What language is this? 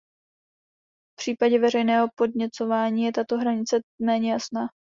Czech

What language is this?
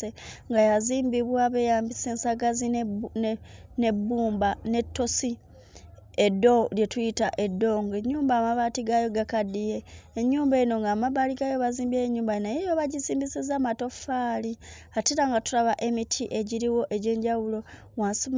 Ganda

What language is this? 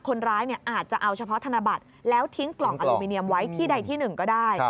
Thai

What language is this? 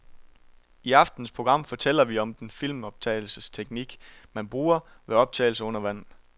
Danish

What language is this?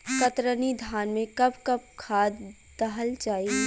Bhojpuri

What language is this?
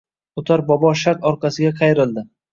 Uzbek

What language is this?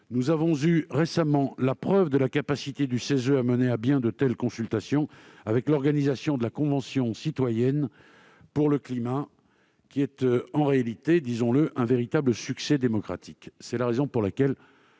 French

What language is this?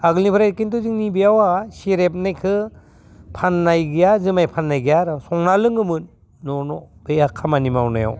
Bodo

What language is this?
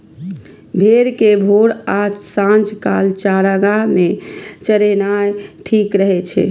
Maithili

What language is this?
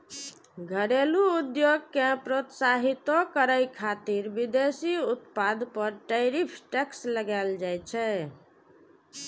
Maithili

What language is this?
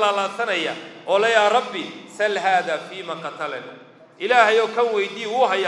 Arabic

